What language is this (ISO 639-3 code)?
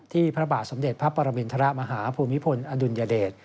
tha